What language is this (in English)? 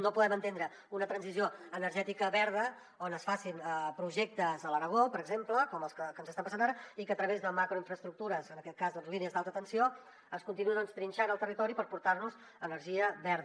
Catalan